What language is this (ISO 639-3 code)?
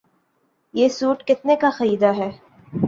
urd